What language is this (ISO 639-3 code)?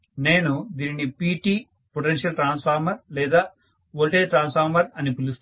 tel